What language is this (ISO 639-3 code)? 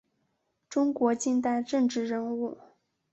zho